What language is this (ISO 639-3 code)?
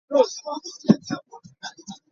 lug